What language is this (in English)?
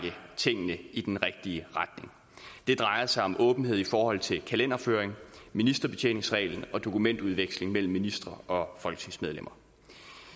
Danish